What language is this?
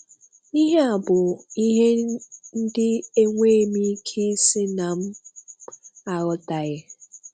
Igbo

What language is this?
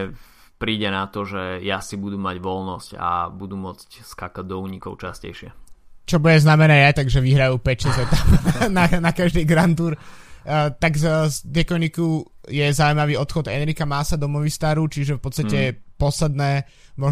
Slovak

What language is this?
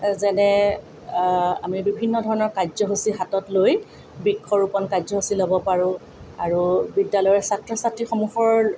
Assamese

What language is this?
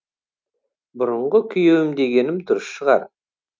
Kazakh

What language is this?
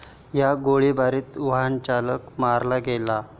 Marathi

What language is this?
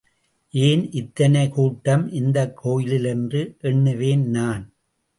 Tamil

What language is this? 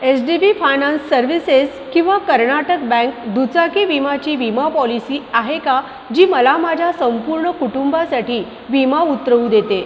Marathi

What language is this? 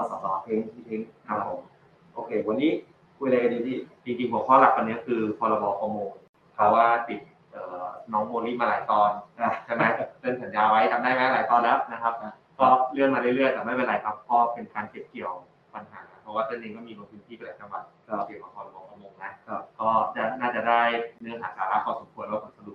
Thai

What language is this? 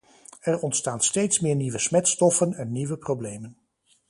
Dutch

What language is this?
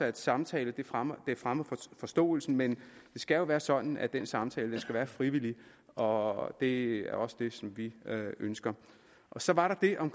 Danish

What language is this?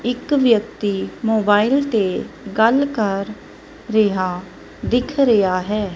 Punjabi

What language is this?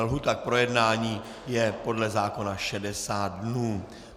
Czech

